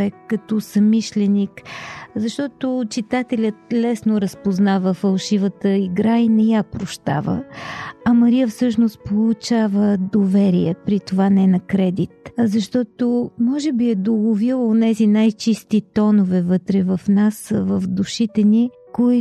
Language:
Bulgarian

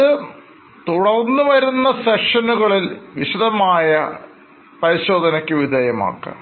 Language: Malayalam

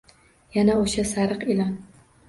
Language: Uzbek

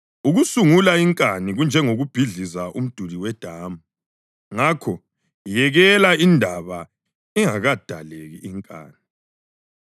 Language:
North Ndebele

